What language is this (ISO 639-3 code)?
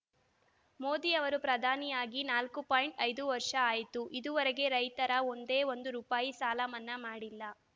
kan